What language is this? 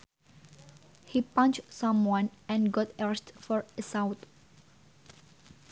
Sundanese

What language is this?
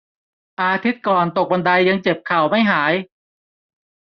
Thai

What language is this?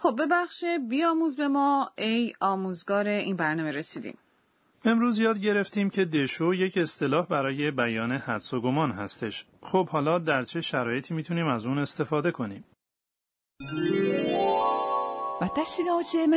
Persian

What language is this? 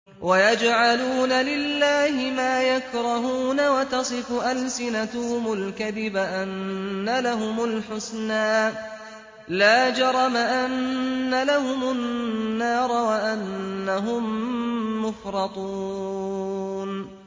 Arabic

